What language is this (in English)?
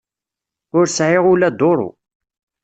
Kabyle